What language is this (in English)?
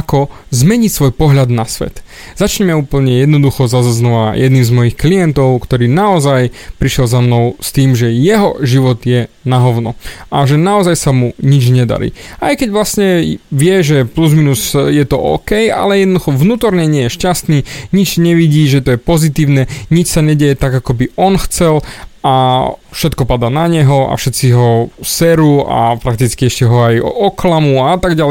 Slovak